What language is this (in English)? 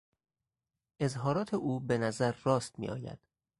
Persian